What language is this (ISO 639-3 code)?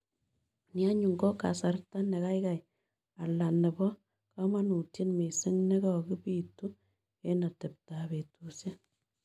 kln